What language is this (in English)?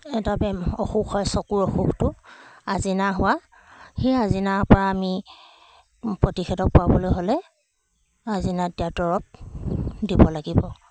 Assamese